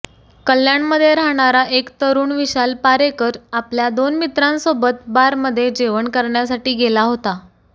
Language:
Marathi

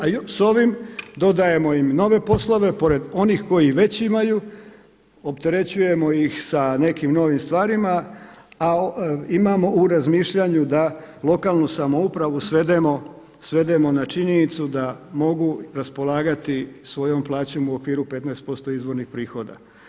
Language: Croatian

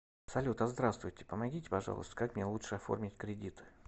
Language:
Russian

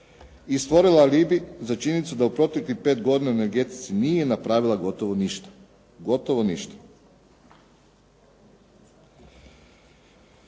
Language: Croatian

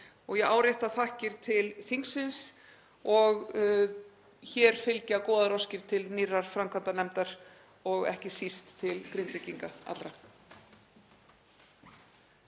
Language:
Icelandic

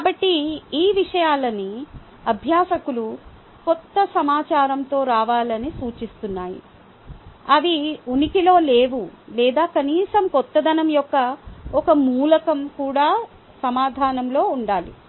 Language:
Telugu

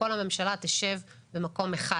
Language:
Hebrew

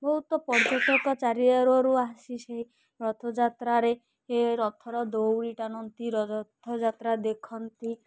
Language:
Odia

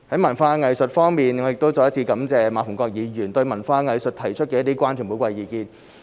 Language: Cantonese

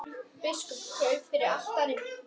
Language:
Icelandic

